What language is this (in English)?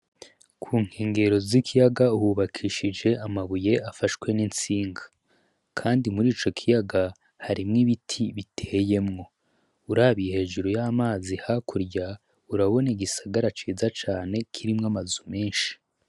Rundi